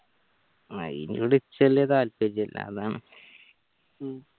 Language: Malayalam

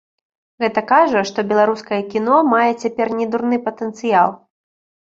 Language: Belarusian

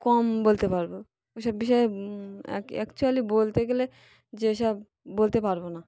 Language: Bangla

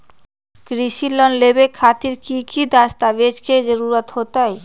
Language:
Magahi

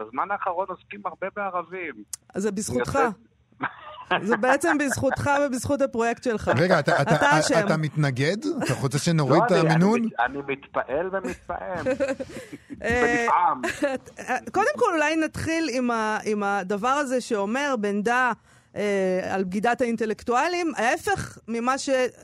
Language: Hebrew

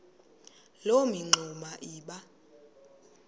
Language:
Xhosa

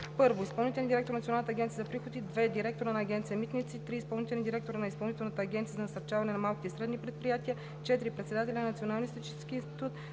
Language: Bulgarian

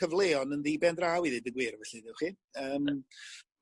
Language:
Welsh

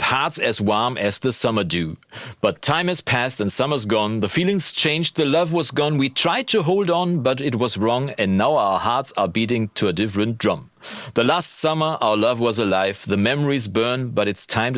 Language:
German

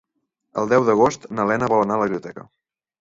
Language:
Catalan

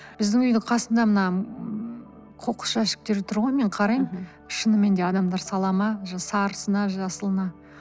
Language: Kazakh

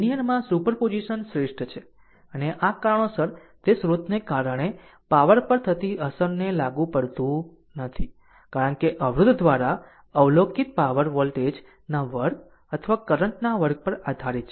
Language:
Gujarati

